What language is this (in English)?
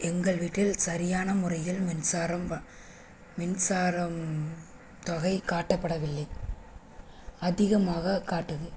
Tamil